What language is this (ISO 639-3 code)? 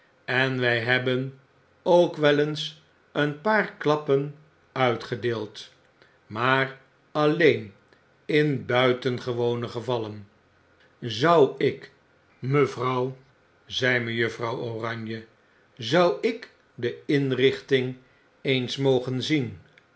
nld